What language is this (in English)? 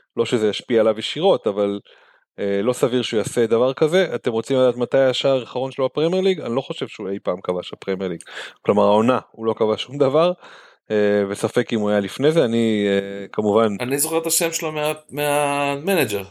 Hebrew